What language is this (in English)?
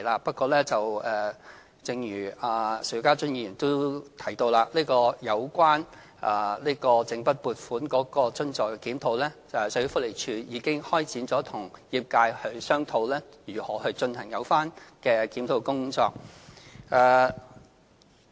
Cantonese